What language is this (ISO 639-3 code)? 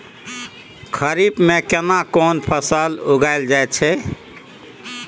mai